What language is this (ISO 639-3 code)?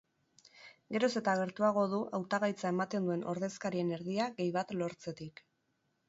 eus